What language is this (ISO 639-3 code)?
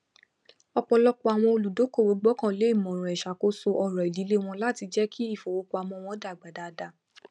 yor